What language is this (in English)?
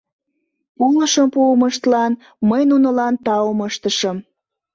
Mari